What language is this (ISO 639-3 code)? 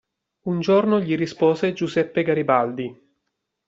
ita